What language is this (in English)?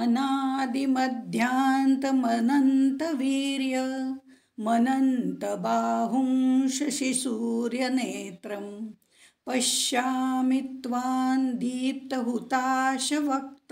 Hindi